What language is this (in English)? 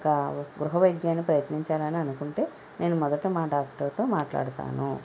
Telugu